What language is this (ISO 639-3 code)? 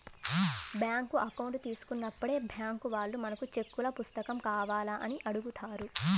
tel